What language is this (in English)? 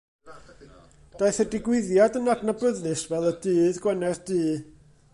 Welsh